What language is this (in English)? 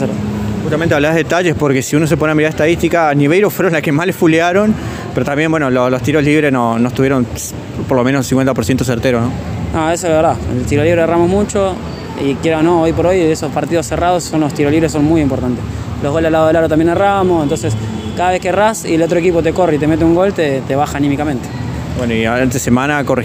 Spanish